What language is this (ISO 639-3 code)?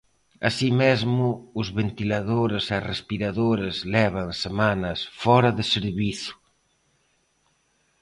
glg